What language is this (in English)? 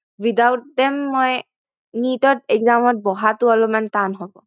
Assamese